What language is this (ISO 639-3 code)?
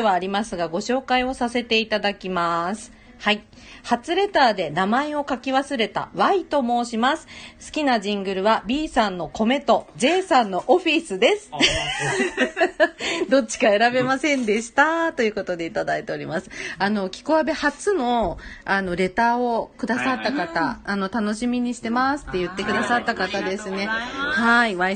jpn